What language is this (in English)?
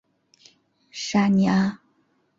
Chinese